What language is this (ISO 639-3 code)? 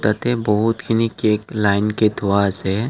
asm